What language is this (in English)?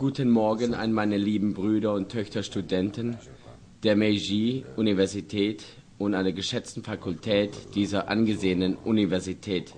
German